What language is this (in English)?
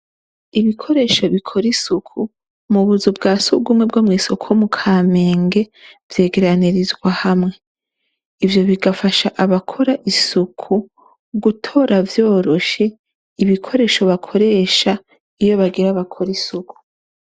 Rundi